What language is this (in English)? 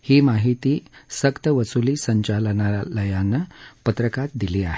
Marathi